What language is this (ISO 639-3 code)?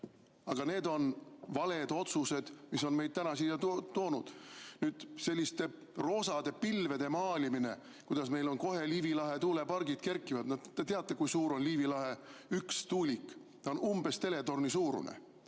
est